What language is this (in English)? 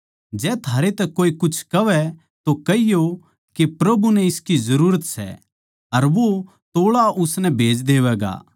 Haryanvi